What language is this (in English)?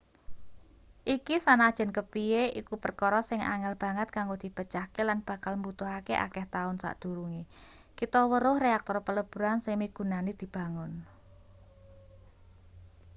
Javanese